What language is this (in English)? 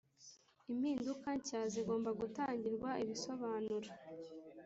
Kinyarwanda